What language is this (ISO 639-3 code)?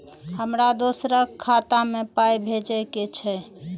mai